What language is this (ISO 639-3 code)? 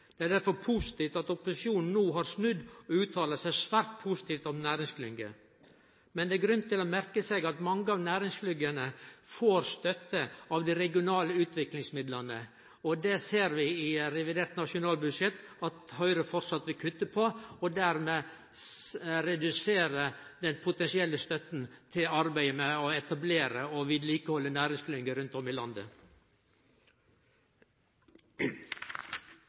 nno